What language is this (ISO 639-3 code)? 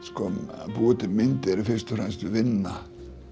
isl